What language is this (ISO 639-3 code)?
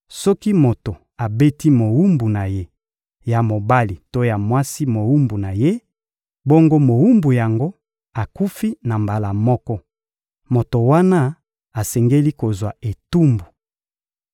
lin